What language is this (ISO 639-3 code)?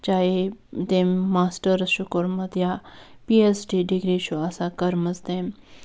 kas